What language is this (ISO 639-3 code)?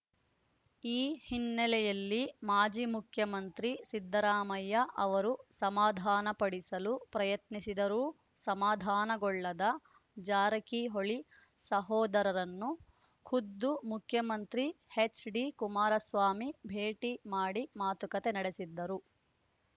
kan